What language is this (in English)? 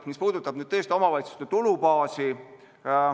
Estonian